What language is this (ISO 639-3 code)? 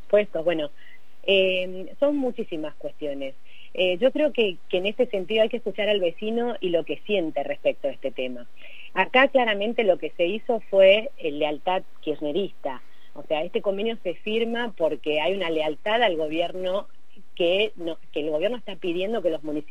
spa